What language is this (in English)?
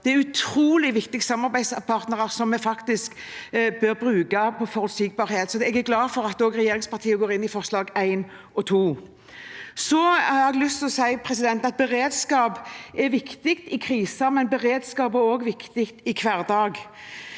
Norwegian